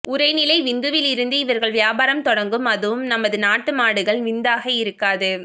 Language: Tamil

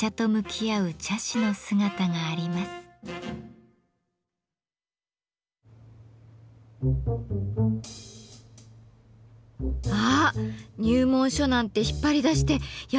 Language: Japanese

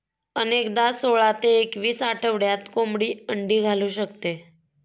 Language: Marathi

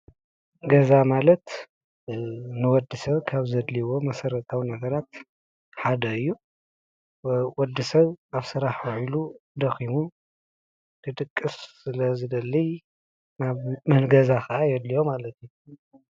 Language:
Tigrinya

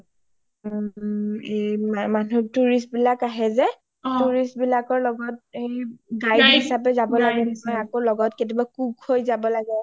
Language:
Assamese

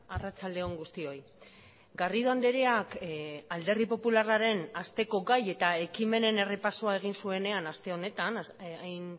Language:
Basque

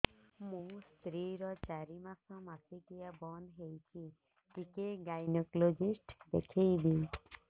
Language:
Odia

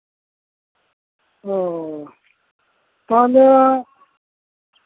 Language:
Santali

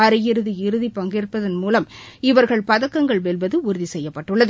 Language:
Tamil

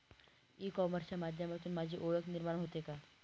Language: Marathi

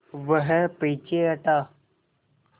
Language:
Hindi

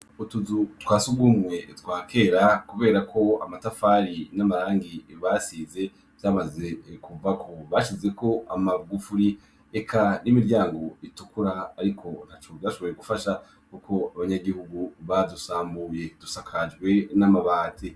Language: Rundi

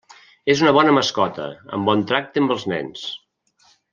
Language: Catalan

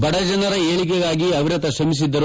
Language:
Kannada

